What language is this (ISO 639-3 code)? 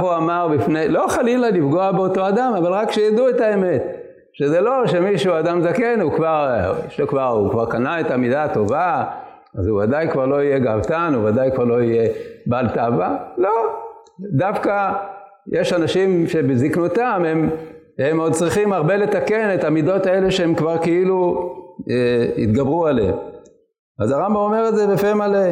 heb